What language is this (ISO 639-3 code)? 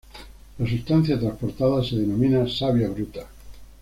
spa